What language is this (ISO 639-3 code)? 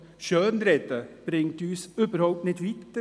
gsw